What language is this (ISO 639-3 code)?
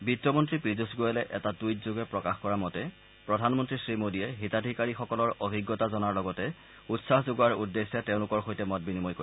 asm